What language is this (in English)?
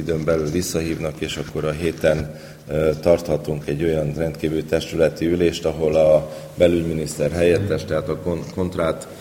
Hungarian